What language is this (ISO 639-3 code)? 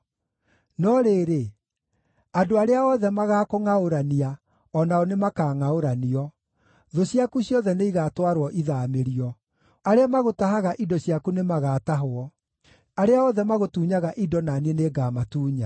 kik